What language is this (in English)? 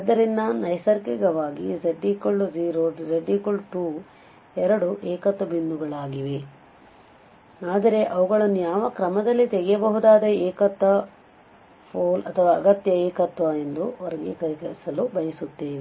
Kannada